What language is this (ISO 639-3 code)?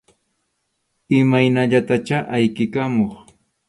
qxu